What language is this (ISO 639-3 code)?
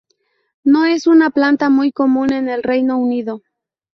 spa